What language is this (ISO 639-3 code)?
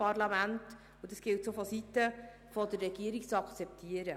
gsw